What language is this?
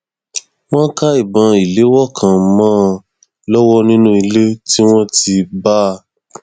Yoruba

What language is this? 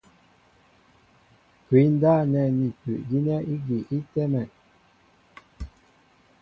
Mbo (Cameroon)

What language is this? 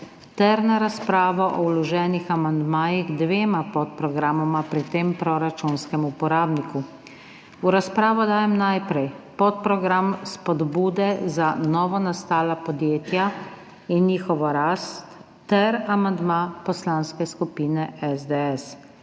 Slovenian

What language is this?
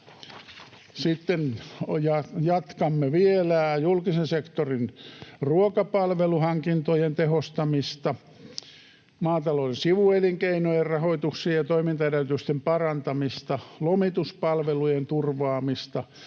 Finnish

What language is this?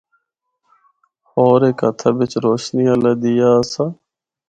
Northern Hindko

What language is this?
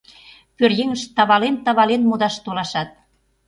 Mari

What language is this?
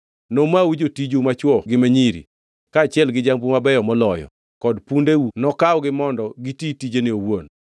Luo (Kenya and Tanzania)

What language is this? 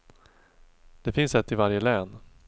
Swedish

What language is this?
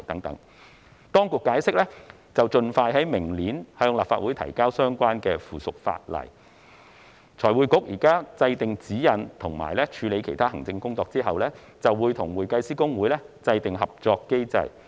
Cantonese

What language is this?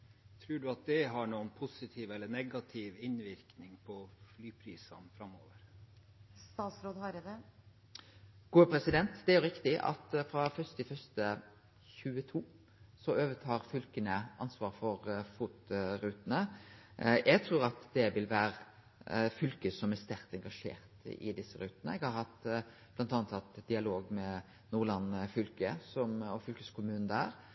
Norwegian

